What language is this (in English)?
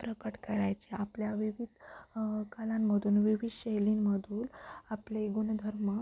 Marathi